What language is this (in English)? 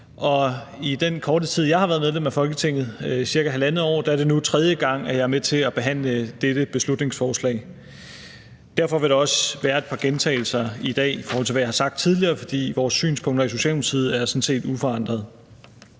Danish